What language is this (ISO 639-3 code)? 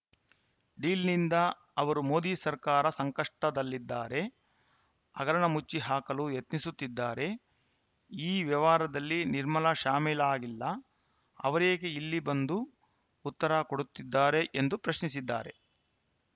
kan